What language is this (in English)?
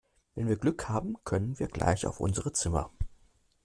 German